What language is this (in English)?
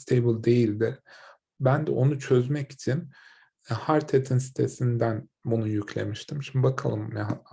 Turkish